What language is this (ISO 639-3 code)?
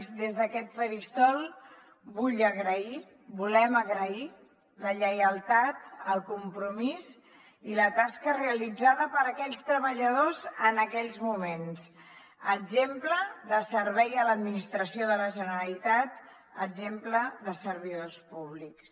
cat